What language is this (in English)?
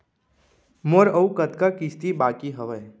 Chhattisgarhi